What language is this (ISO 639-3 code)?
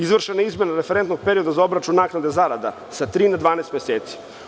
srp